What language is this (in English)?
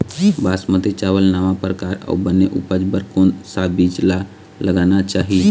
Chhattisgarhi